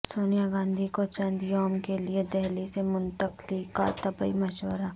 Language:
Urdu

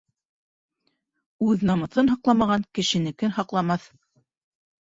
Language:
Bashkir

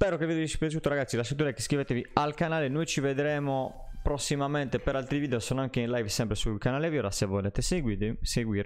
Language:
Italian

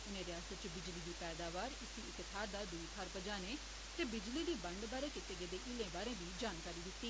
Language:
Dogri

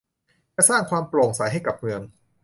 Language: Thai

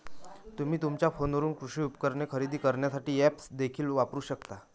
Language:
Marathi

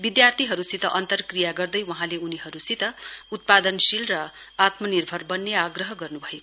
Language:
Nepali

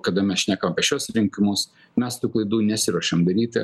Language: Lithuanian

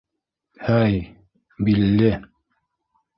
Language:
Bashkir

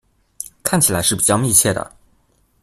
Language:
Chinese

